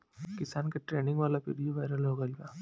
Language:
Bhojpuri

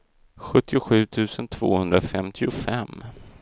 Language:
Swedish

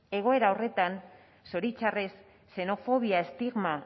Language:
Basque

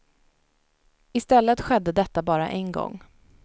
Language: Swedish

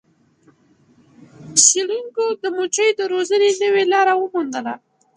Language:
Pashto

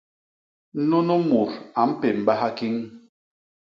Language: Basaa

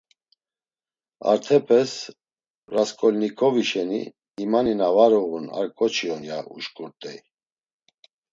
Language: Laz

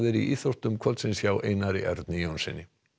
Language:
Icelandic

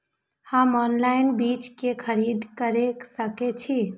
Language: Maithili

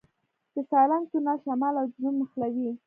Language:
Pashto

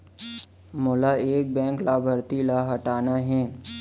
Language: Chhattisgarhi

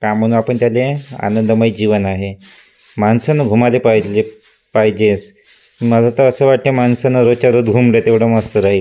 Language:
Marathi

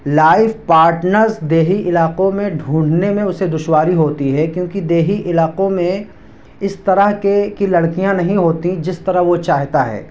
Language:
Urdu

